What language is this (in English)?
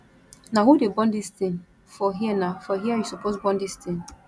Nigerian Pidgin